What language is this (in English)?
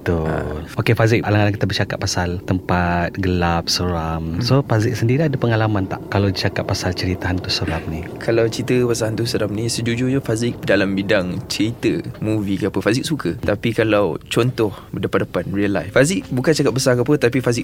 Malay